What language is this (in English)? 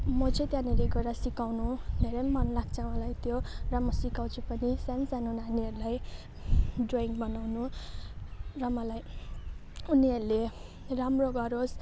Nepali